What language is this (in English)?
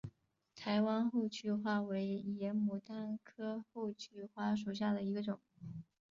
Chinese